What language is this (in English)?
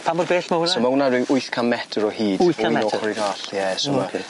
Welsh